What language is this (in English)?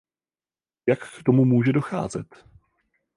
Czech